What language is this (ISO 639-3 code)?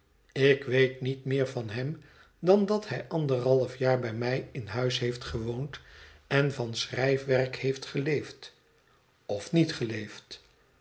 nld